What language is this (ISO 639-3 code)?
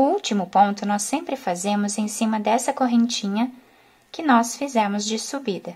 por